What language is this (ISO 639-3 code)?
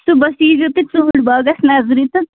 kas